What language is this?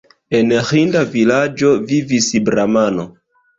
Esperanto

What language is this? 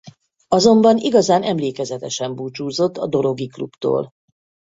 Hungarian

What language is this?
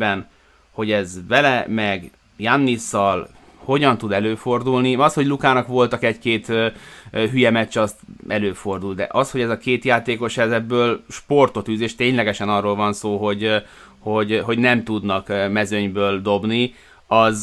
Hungarian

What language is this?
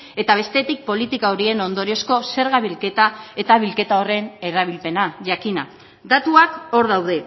Basque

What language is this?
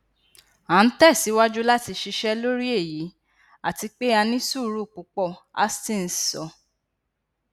Yoruba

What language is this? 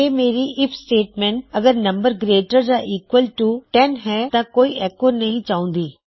Punjabi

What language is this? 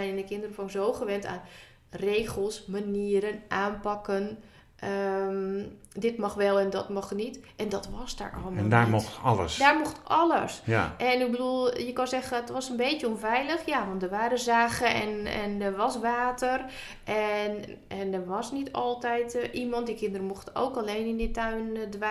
Dutch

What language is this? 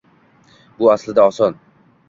Uzbek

